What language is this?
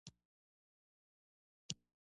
Pashto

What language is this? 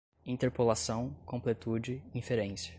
Portuguese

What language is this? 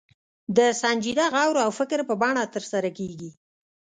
Pashto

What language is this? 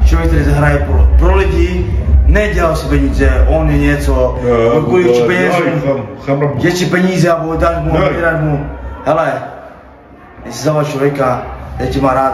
Czech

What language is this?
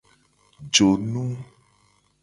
Gen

